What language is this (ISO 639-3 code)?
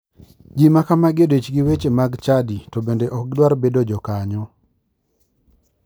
luo